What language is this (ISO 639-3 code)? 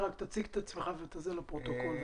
heb